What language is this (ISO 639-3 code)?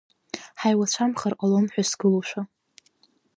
abk